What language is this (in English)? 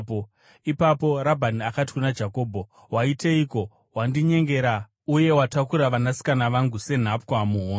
Shona